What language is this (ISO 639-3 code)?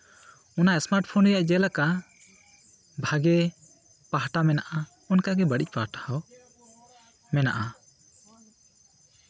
sat